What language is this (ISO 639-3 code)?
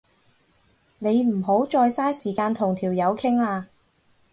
yue